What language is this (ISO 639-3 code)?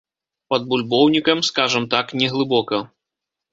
bel